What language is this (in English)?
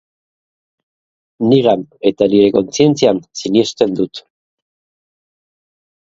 Basque